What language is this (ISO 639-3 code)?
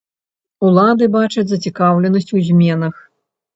bel